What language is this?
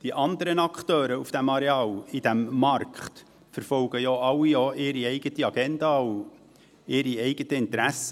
Swiss German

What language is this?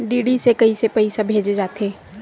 Chhattisgarhi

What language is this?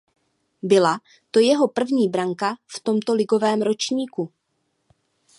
Czech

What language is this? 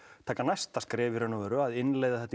Icelandic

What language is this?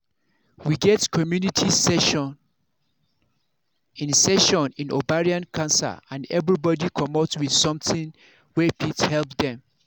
Nigerian Pidgin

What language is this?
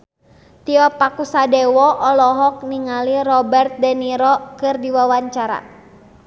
Sundanese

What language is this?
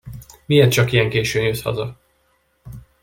Hungarian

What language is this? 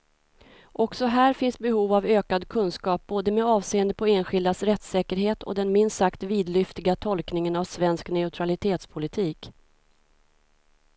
Swedish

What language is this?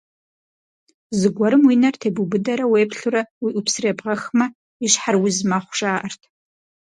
Kabardian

